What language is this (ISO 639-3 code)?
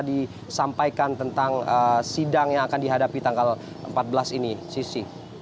ind